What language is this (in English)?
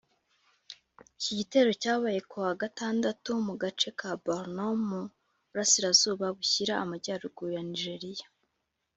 Kinyarwanda